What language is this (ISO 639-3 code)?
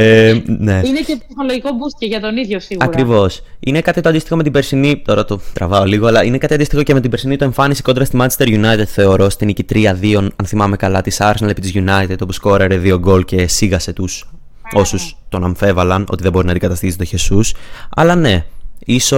ell